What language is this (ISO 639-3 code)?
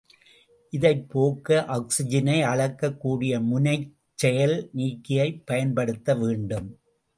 tam